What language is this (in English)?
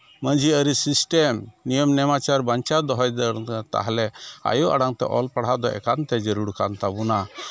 Santali